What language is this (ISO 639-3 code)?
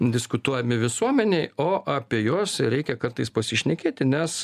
lit